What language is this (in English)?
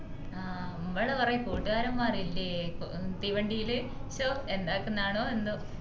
Malayalam